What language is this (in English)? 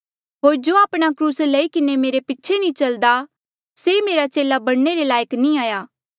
Mandeali